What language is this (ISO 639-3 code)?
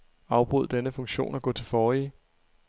dan